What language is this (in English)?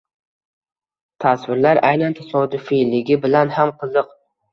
Uzbek